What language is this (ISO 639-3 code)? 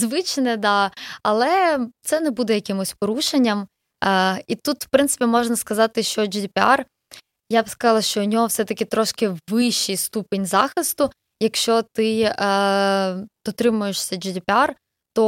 ukr